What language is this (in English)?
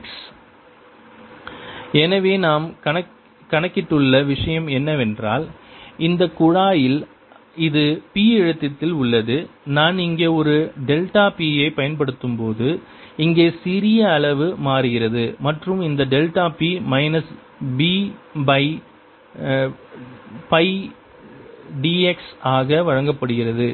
Tamil